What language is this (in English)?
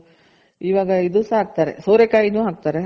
Kannada